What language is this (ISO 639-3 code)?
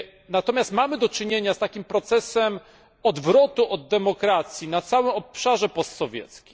pol